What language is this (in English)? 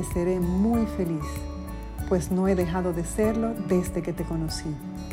Spanish